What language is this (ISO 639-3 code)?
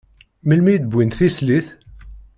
kab